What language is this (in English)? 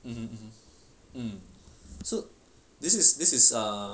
English